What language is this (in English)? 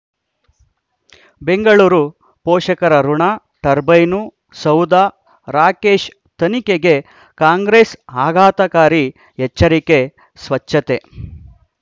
Kannada